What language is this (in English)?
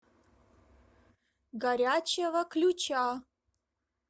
Russian